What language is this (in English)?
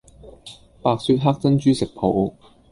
Cantonese